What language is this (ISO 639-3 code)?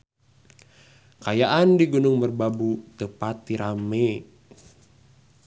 sun